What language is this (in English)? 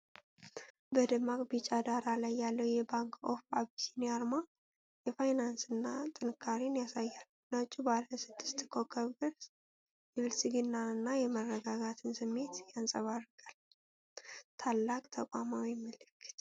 Amharic